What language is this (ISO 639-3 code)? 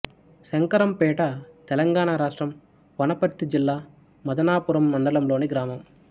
tel